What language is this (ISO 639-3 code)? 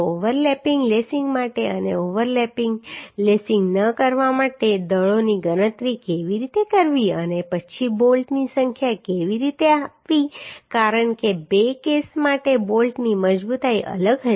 guj